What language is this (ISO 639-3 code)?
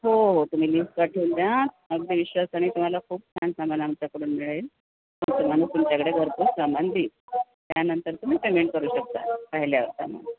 mar